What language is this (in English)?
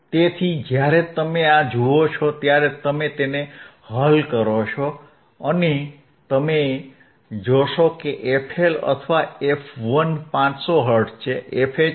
Gujarati